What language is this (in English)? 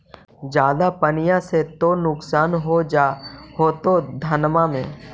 Magahi